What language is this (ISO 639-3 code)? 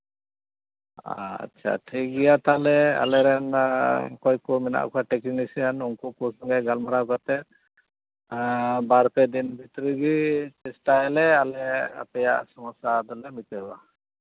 sat